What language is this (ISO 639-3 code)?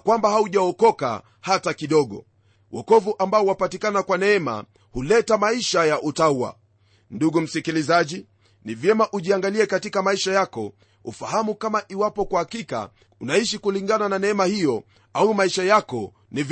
swa